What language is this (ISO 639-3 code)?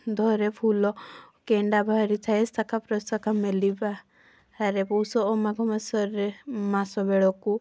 ori